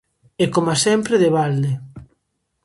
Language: Galician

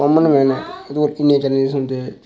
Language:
Dogri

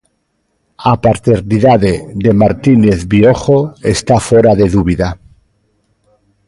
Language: Galician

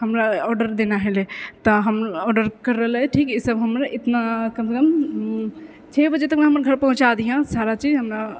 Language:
Maithili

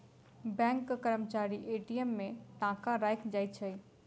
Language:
Maithili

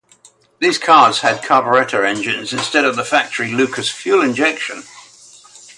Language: English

